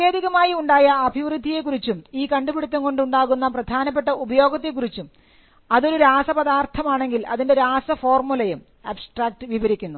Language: Malayalam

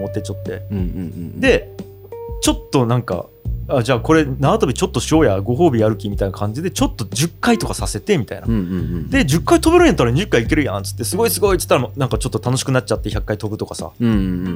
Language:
Japanese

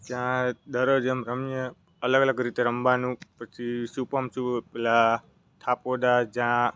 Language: Gujarati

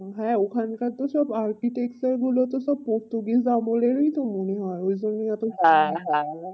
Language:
Bangla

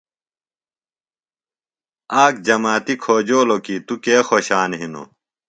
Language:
Phalura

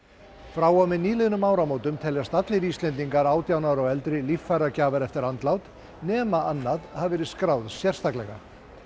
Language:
Icelandic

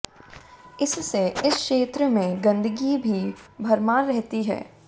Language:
Hindi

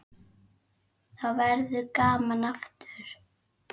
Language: Icelandic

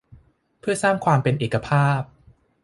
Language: Thai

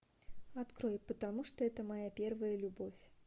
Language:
Russian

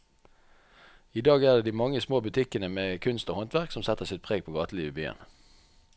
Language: Norwegian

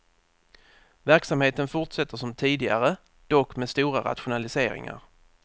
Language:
Swedish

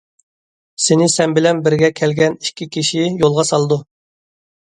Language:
Uyghur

